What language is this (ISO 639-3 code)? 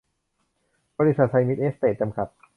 tha